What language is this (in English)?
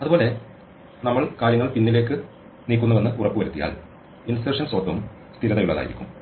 Malayalam